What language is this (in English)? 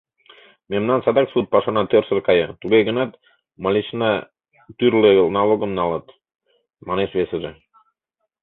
Mari